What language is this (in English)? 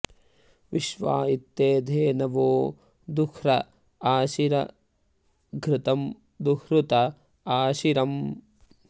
Sanskrit